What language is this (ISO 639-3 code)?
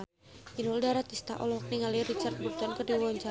sun